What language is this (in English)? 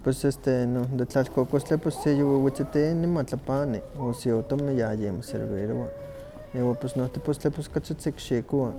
Huaxcaleca Nahuatl